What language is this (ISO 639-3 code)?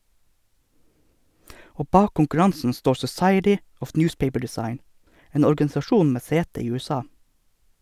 nor